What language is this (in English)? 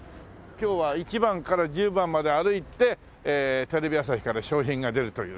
Japanese